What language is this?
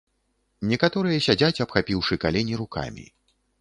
Belarusian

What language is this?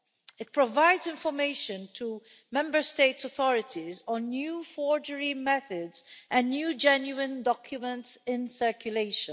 English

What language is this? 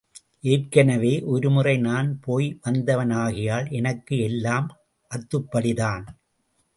Tamil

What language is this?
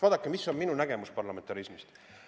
Estonian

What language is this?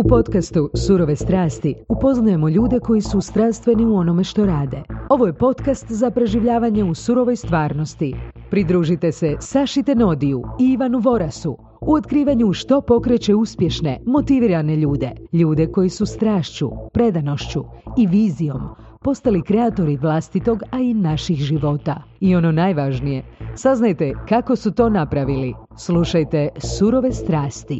Croatian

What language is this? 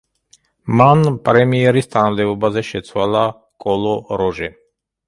Georgian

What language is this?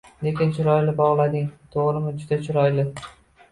Uzbek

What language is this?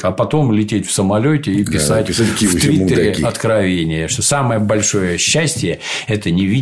Russian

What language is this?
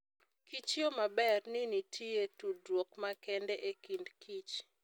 Luo (Kenya and Tanzania)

